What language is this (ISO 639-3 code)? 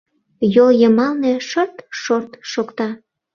chm